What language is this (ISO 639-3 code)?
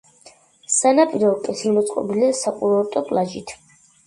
kat